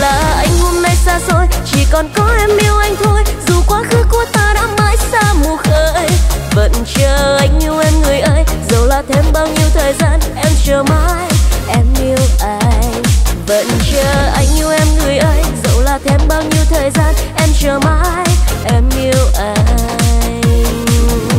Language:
Vietnamese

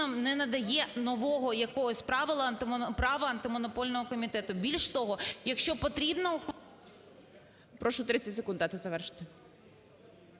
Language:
Ukrainian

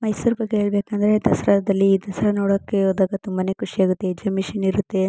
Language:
Kannada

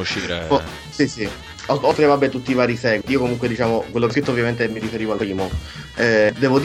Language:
Italian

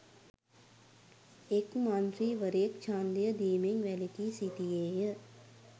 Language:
Sinhala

